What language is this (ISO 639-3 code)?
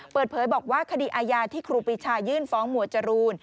tha